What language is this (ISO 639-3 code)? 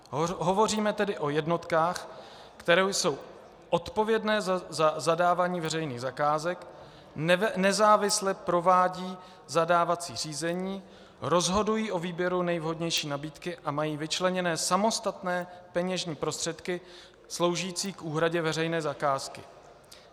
ces